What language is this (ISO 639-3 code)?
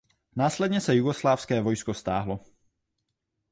ces